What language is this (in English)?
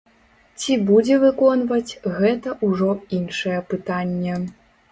Belarusian